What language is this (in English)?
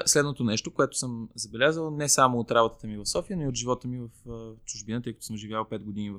Bulgarian